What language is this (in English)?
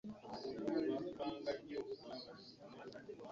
Ganda